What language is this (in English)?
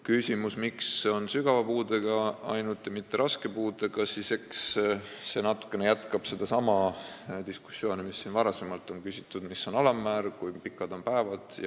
Estonian